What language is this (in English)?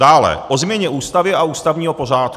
Czech